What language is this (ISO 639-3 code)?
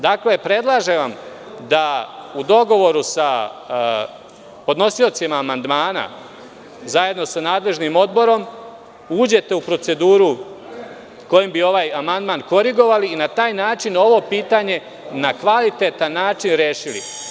srp